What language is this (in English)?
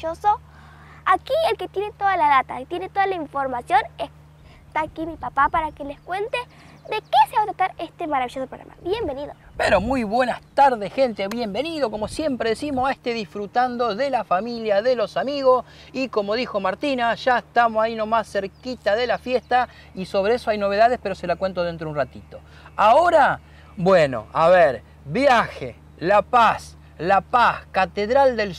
Spanish